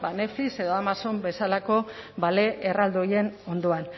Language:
Basque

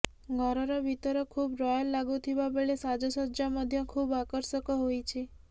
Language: Odia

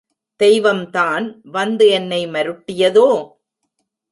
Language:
Tamil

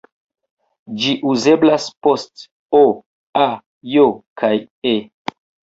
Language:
Esperanto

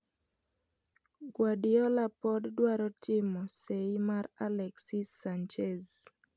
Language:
Luo (Kenya and Tanzania)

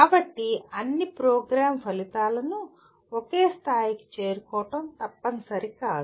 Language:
Telugu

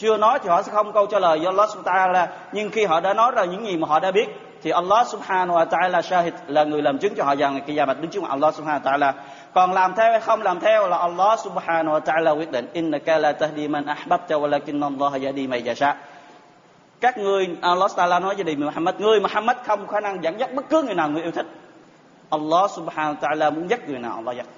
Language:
Vietnamese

